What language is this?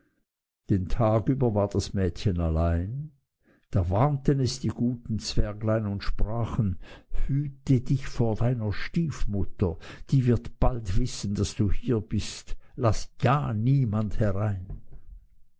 German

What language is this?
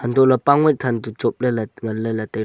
Wancho Naga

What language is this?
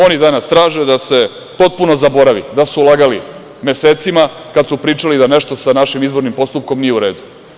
Serbian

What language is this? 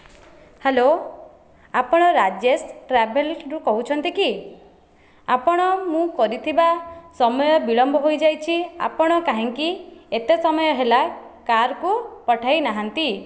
Odia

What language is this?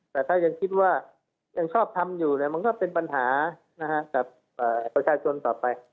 Thai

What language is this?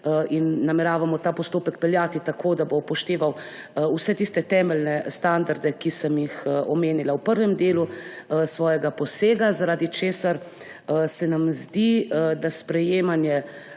Slovenian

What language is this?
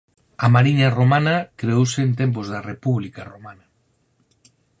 Galician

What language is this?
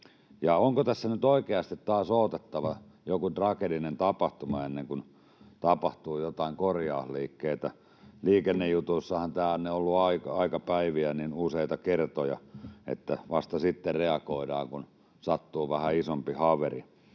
Finnish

